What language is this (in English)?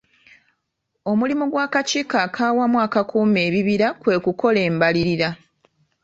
Ganda